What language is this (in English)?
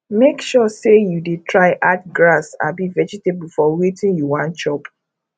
Nigerian Pidgin